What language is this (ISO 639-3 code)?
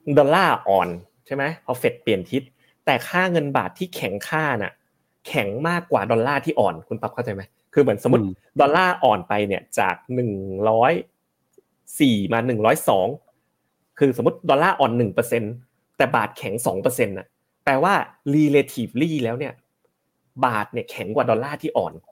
tha